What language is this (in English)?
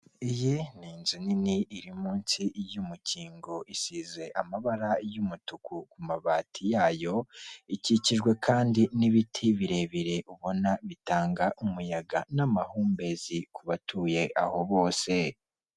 Kinyarwanda